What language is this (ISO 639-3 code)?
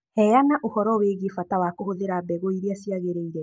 kik